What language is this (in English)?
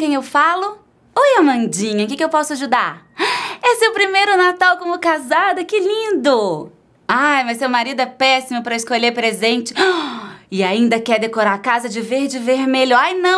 Portuguese